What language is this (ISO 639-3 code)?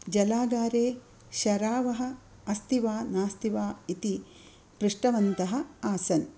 san